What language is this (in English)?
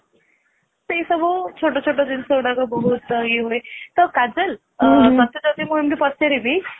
Odia